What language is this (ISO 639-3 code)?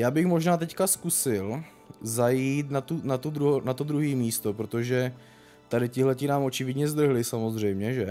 ces